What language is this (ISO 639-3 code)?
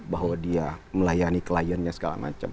ind